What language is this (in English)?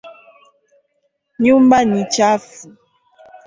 Swahili